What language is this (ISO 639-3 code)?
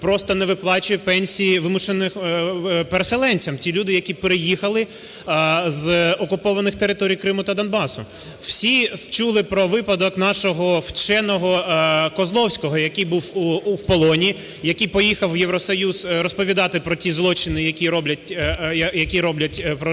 ukr